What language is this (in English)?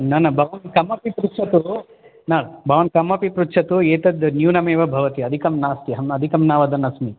Sanskrit